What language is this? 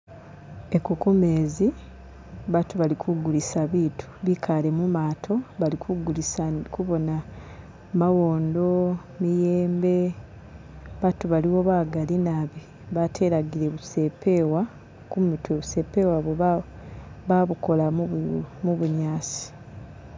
Masaaba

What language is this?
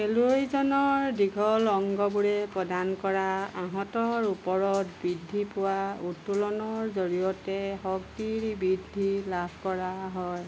Assamese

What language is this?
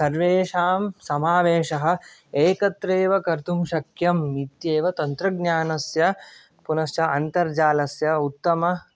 Sanskrit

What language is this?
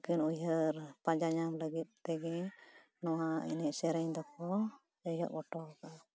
Santali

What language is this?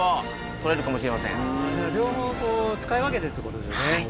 Japanese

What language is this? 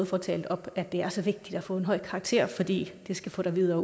Danish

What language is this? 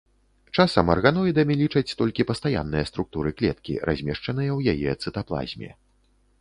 Belarusian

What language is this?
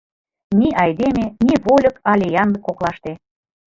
Mari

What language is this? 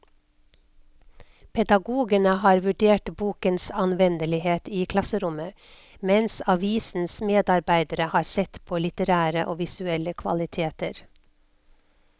Norwegian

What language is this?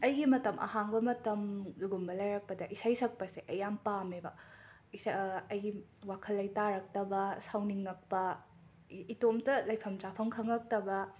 Manipuri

